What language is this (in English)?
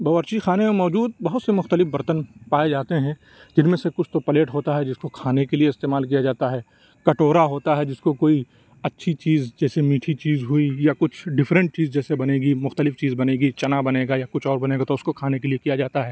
Urdu